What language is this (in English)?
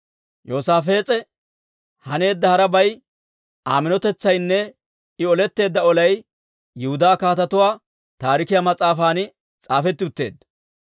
Dawro